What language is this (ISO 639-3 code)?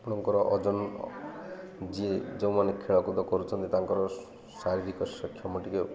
ori